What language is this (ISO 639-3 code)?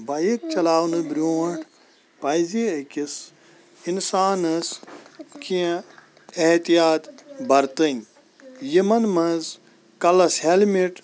kas